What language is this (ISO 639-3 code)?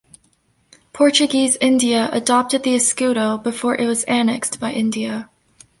eng